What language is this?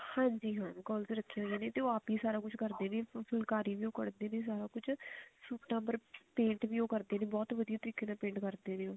Punjabi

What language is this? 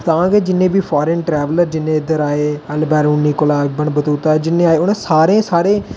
Dogri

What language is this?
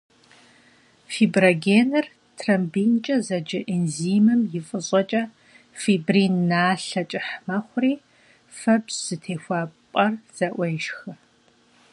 Kabardian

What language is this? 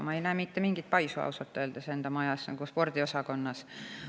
Estonian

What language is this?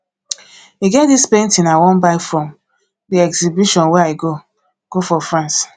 Nigerian Pidgin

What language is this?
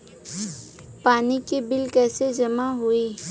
Bhojpuri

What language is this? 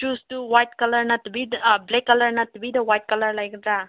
Manipuri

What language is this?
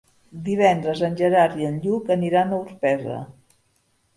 Catalan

